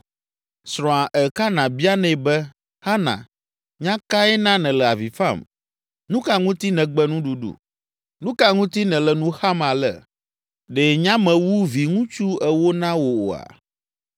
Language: Ewe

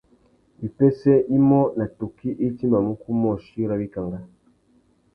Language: Tuki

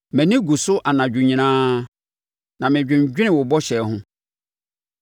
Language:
Akan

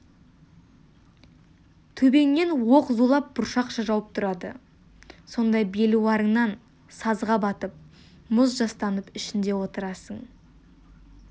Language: Kazakh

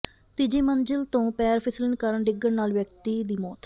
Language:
Punjabi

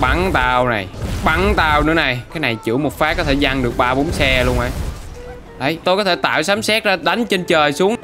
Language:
Vietnamese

